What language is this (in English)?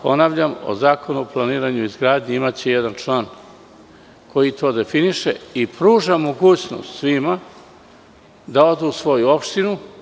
Serbian